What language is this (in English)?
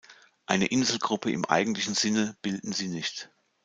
German